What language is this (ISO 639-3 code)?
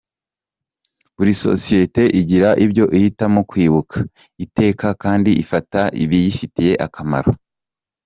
kin